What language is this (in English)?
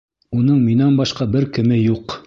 Bashkir